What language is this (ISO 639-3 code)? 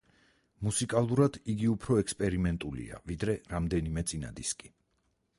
kat